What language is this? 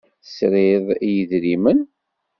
Kabyle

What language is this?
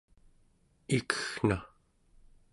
Central Yupik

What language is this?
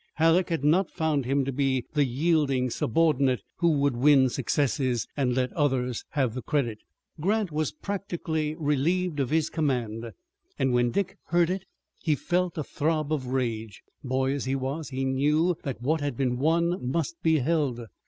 English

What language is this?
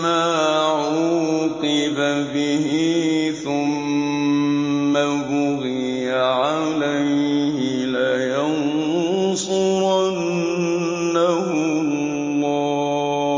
Arabic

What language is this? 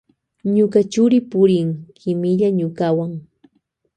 Loja Highland Quichua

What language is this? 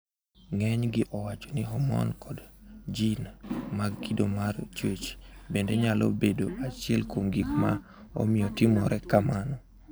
Luo (Kenya and Tanzania)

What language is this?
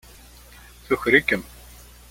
Kabyle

